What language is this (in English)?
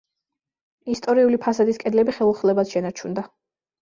Georgian